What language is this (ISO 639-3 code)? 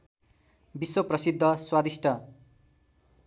nep